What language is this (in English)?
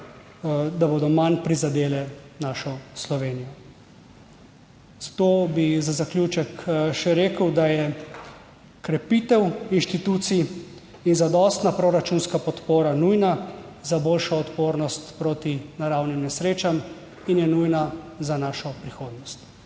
Slovenian